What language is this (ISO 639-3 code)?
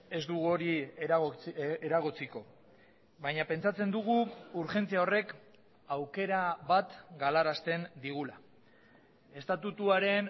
eus